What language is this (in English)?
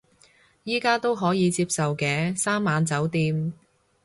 Cantonese